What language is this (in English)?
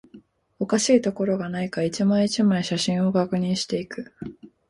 Japanese